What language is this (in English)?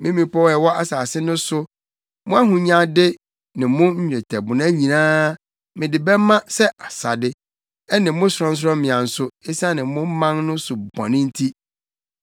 Akan